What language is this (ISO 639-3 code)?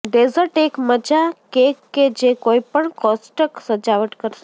guj